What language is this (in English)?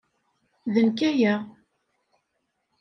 Kabyle